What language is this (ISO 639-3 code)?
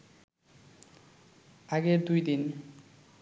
ben